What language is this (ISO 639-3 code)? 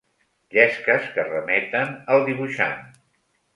cat